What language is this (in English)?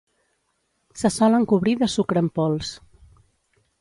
Catalan